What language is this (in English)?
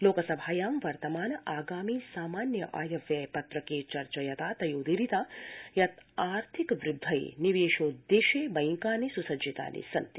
Sanskrit